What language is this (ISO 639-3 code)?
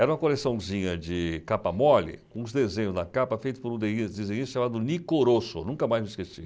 por